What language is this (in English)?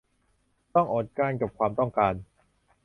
Thai